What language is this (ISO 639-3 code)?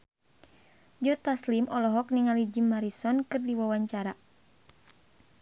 sun